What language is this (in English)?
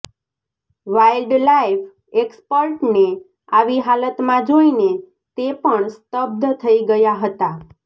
Gujarati